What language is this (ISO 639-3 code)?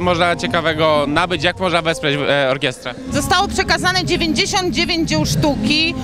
pol